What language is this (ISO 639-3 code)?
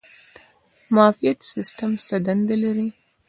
pus